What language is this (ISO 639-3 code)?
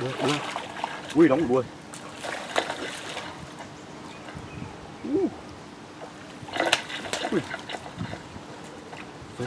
vie